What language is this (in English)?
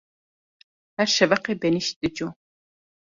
Kurdish